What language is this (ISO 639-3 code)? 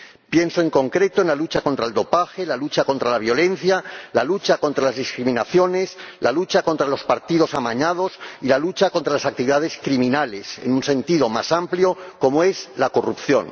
spa